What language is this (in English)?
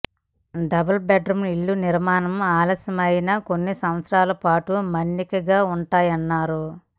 Telugu